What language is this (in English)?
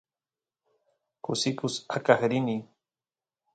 Santiago del Estero Quichua